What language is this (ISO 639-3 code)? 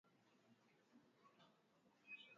swa